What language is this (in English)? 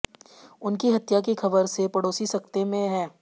Hindi